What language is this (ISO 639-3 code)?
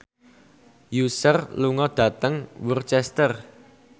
jav